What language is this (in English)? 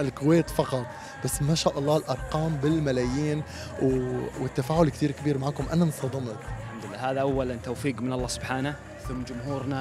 Arabic